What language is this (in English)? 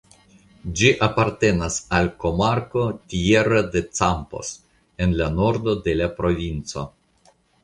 Esperanto